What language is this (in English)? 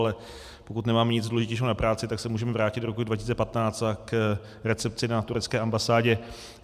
Czech